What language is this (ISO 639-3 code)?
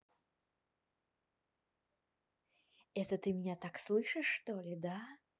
rus